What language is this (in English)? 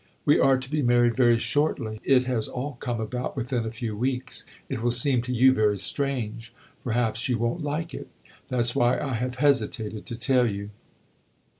English